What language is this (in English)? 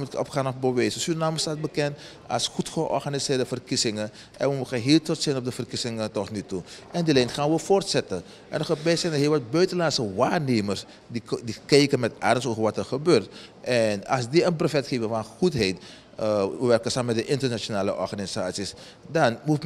Dutch